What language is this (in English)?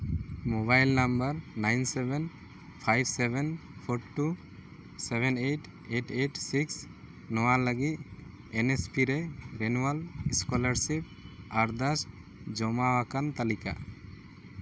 Santali